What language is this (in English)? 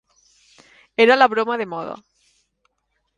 Catalan